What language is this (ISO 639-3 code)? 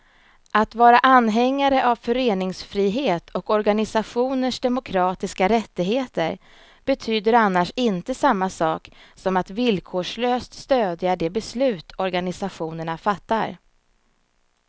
swe